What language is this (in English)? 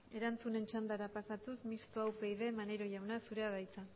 Basque